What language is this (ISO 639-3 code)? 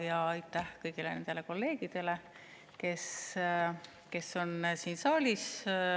est